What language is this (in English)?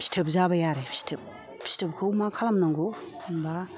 Bodo